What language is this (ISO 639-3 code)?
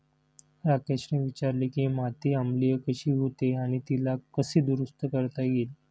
mar